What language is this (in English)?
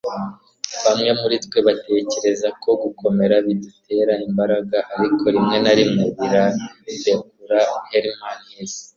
Kinyarwanda